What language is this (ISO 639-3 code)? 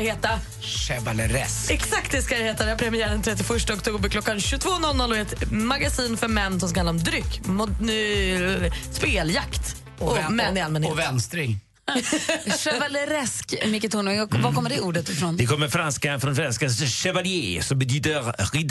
swe